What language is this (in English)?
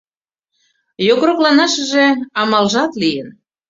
Mari